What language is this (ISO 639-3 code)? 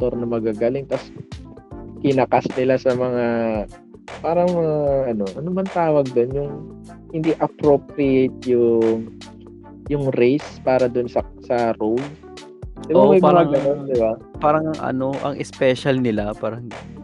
fil